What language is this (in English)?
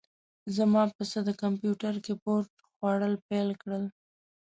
Pashto